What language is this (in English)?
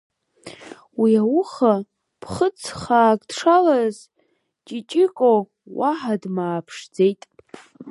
Abkhazian